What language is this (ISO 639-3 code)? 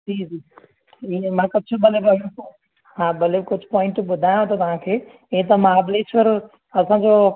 snd